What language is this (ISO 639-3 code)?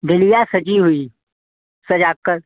hin